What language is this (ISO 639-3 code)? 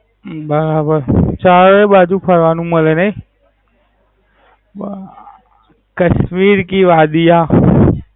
guj